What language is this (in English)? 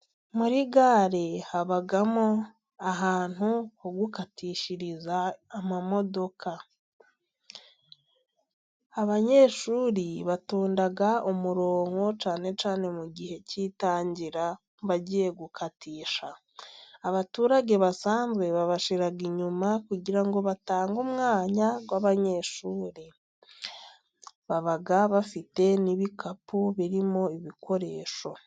Kinyarwanda